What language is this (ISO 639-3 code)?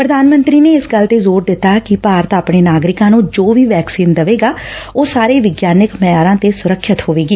pan